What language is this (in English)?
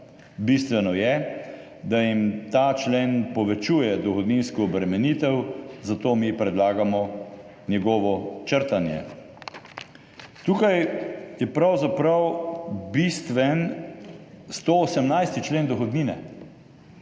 Slovenian